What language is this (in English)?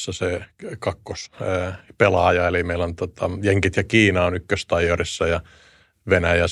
Finnish